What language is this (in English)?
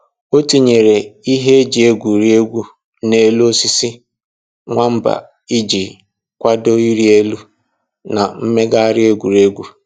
Igbo